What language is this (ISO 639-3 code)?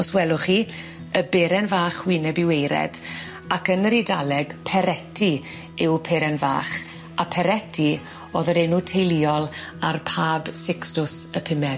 cym